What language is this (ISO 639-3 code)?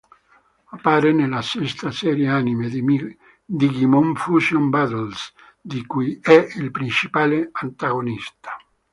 ita